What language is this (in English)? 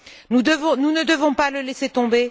French